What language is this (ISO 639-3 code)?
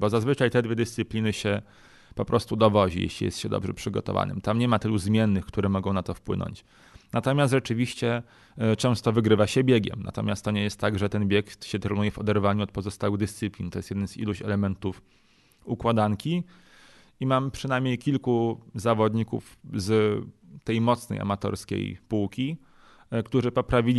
pol